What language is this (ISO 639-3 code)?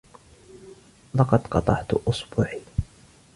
ara